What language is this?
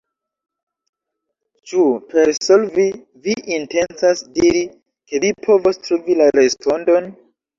Esperanto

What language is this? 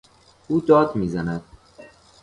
Persian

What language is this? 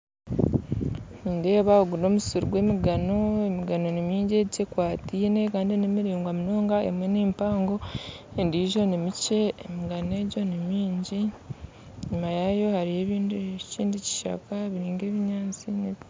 Nyankole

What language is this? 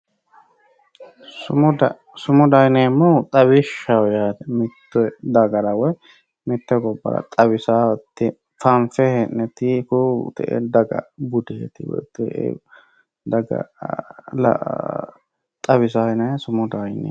Sidamo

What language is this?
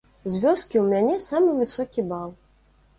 Belarusian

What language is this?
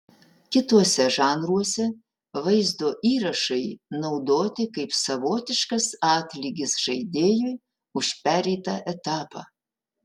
Lithuanian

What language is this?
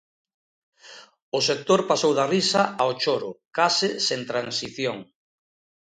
Galician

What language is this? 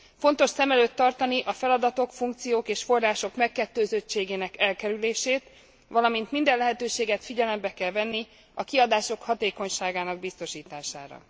Hungarian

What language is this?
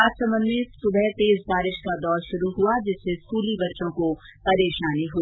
Hindi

